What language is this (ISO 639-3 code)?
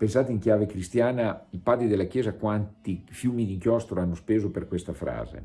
ita